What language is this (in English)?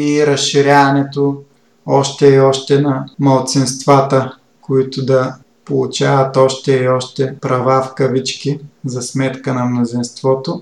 Bulgarian